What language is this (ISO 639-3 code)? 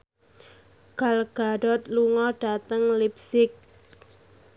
jav